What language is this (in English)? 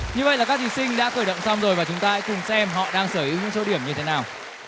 Vietnamese